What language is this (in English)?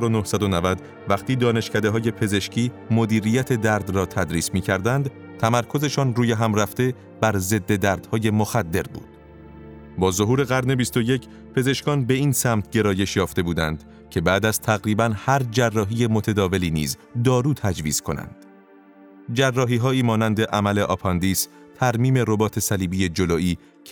Persian